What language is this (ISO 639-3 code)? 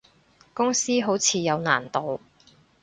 yue